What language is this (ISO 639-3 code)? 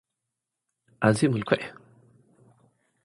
tir